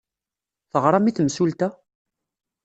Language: Kabyle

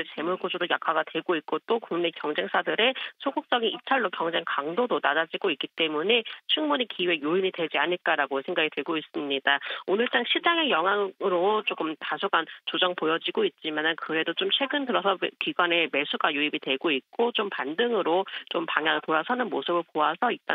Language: Korean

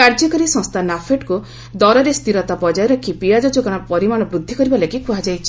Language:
Odia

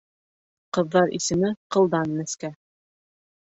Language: Bashkir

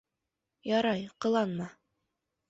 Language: Bashkir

